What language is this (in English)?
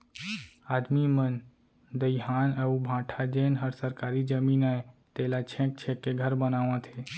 Chhattisgarhi